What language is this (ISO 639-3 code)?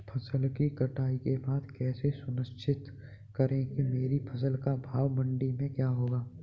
hin